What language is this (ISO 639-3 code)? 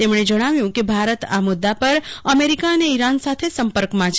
guj